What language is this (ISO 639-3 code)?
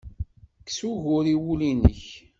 kab